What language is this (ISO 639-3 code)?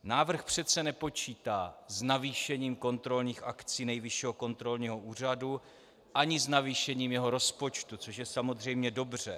ces